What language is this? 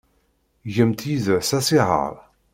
Kabyle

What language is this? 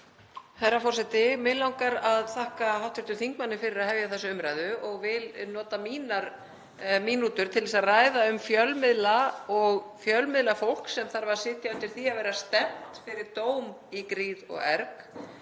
Icelandic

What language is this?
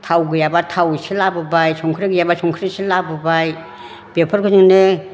Bodo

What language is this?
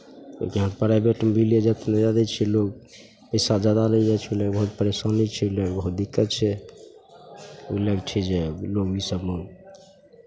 Maithili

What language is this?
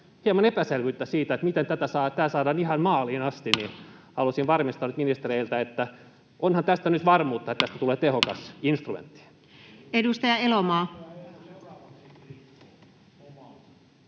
Finnish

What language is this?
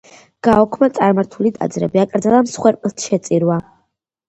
Georgian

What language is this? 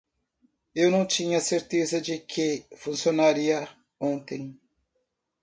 Portuguese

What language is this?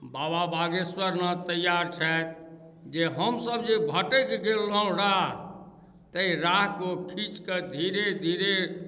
Maithili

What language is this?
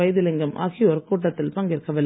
Tamil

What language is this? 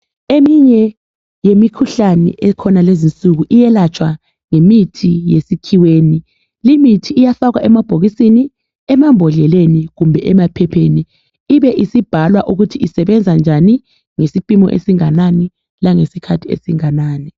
North Ndebele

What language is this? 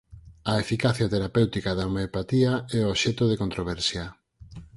Galician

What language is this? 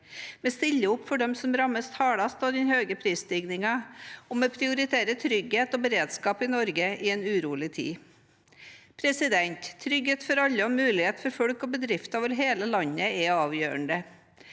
Norwegian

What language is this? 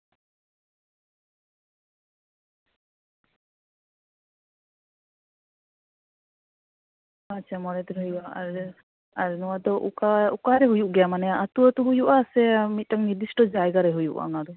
Santali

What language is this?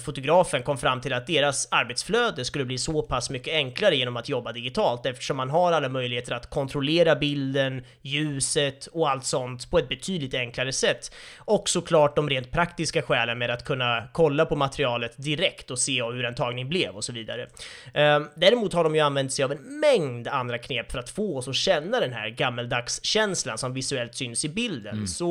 Swedish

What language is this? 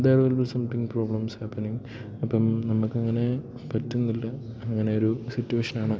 Malayalam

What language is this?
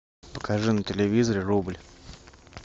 Russian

